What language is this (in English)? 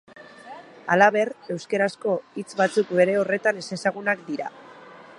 Basque